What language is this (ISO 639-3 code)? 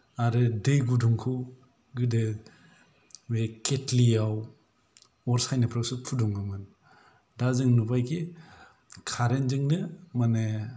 brx